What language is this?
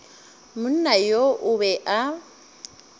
Northern Sotho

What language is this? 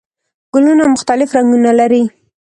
Pashto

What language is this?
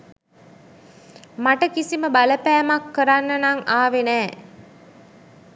Sinhala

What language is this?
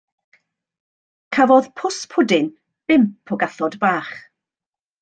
Welsh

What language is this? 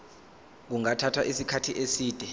Zulu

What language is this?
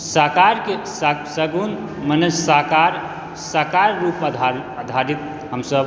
Maithili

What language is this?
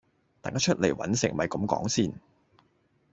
Cantonese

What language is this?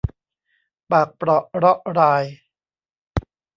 Thai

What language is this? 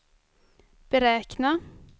Swedish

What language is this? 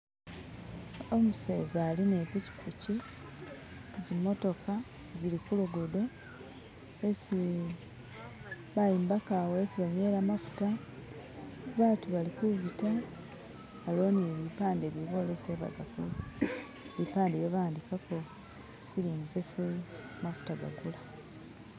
Masaaba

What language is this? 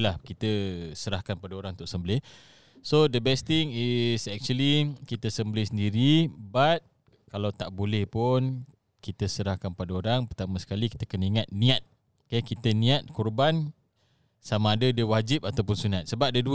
Malay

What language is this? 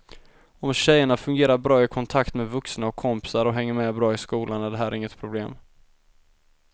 Swedish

